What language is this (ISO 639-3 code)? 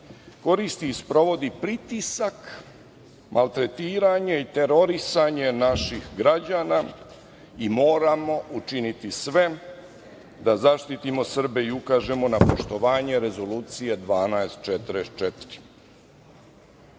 srp